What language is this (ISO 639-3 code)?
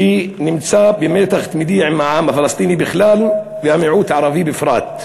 heb